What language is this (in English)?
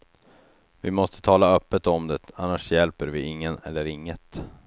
Swedish